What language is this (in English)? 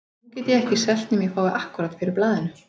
Icelandic